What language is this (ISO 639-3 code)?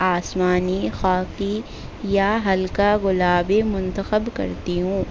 urd